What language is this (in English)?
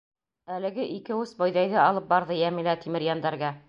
Bashkir